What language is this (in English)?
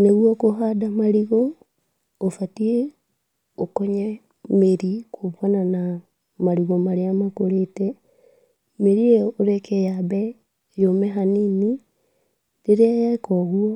Kikuyu